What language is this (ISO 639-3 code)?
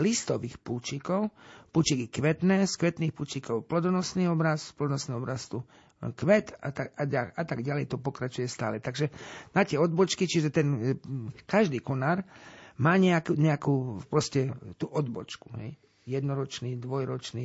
slk